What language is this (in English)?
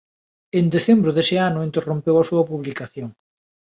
Galician